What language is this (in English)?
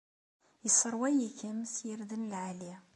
Kabyle